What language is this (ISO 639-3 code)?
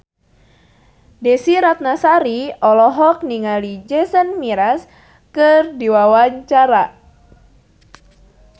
sun